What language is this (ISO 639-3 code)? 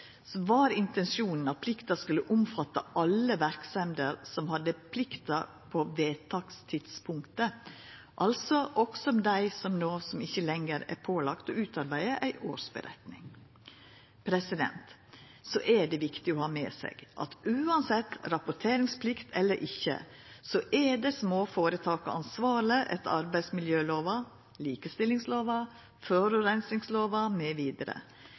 nno